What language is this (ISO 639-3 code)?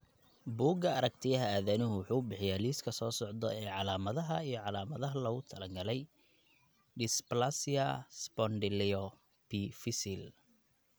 som